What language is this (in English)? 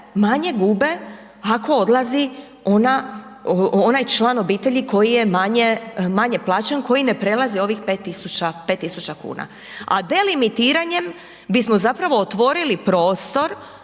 Croatian